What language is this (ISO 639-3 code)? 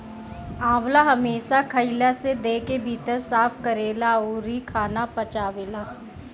bho